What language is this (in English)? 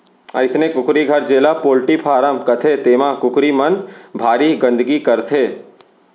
Chhattisgarhi